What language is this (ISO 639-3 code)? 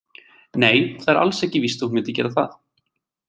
isl